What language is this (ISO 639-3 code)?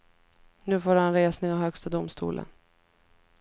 swe